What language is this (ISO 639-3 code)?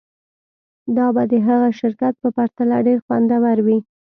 pus